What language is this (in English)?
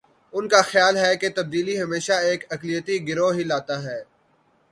Urdu